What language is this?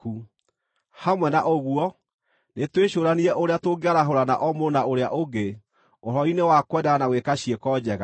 Kikuyu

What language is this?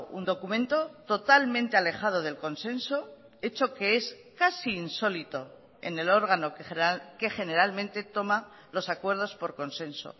Spanish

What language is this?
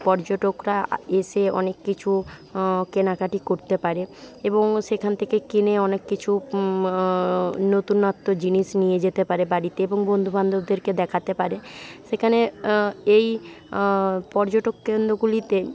Bangla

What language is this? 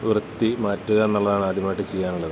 Malayalam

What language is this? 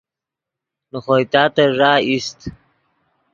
Yidgha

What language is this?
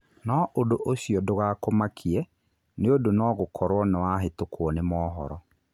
Kikuyu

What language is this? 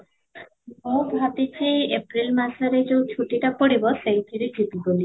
Odia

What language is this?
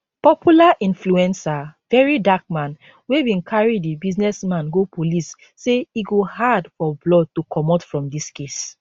Nigerian Pidgin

